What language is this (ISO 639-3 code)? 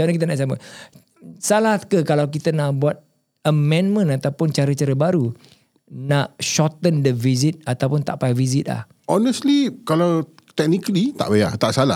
msa